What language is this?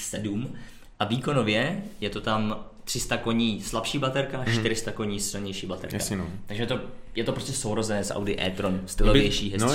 Czech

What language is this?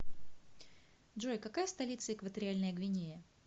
Russian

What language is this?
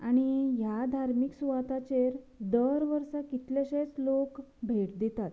Konkani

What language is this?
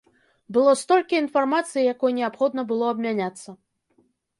Belarusian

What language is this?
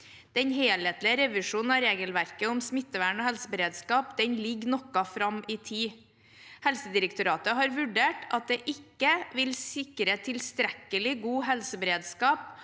Norwegian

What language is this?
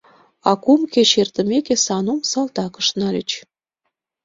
Mari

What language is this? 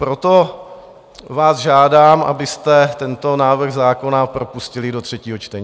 Czech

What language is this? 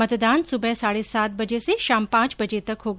Hindi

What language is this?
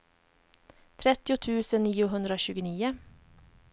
Swedish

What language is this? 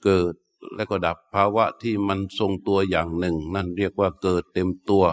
Thai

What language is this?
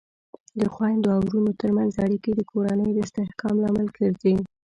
Pashto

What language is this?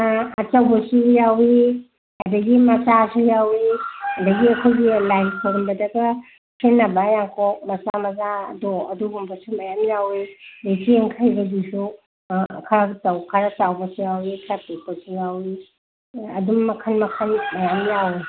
Manipuri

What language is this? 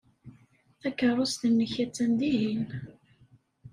Kabyle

